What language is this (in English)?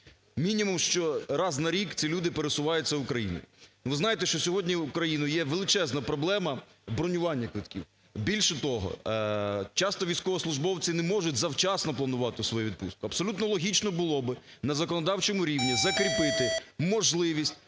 Ukrainian